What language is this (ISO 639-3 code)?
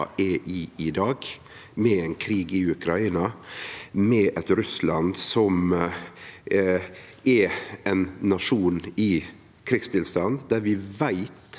nor